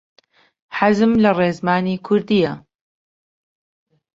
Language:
Central Kurdish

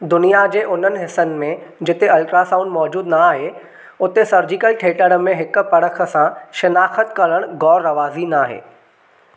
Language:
Sindhi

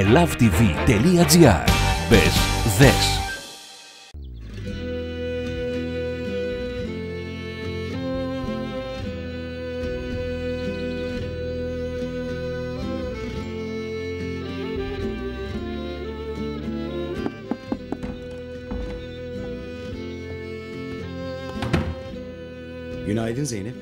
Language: Turkish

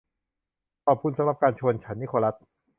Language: Thai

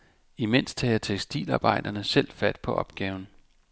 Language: Danish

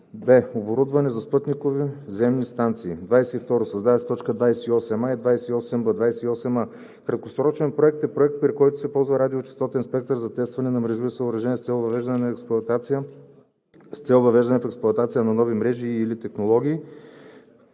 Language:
Bulgarian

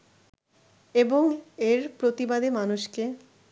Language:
Bangla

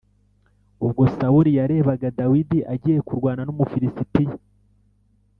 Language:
Kinyarwanda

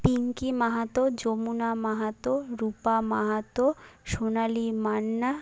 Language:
Bangla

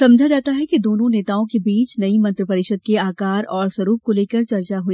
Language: Hindi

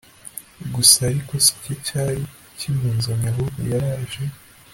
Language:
Kinyarwanda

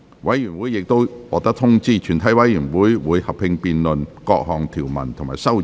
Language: Cantonese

